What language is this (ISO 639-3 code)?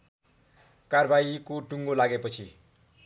nep